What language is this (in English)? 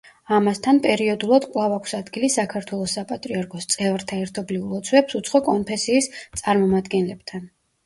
Georgian